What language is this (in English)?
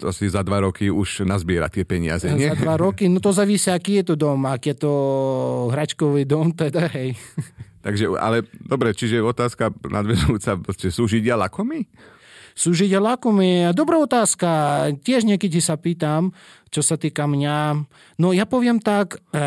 Slovak